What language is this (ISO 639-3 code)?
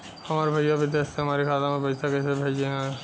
bho